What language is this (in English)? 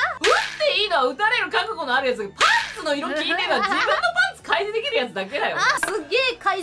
Japanese